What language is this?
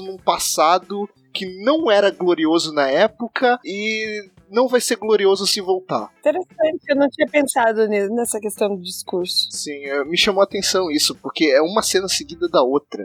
Portuguese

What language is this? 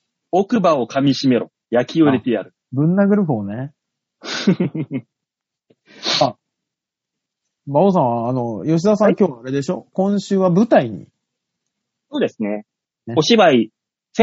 Japanese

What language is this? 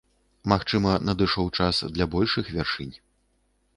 Belarusian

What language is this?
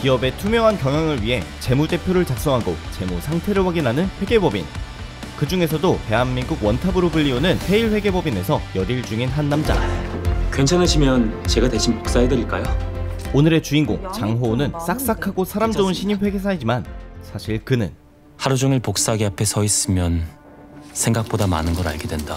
Korean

